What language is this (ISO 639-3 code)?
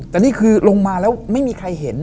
tha